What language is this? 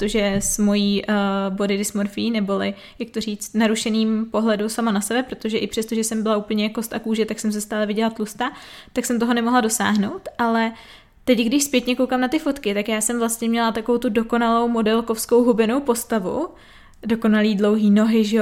Czech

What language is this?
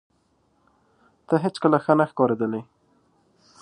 Pashto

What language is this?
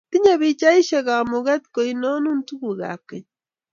Kalenjin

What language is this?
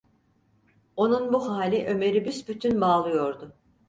Turkish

